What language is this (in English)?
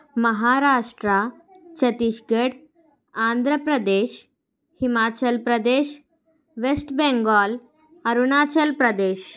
Telugu